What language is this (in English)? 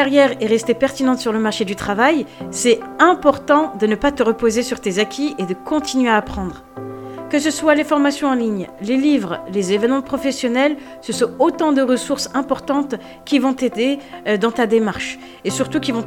French